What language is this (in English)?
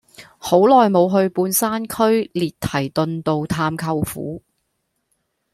Cantonese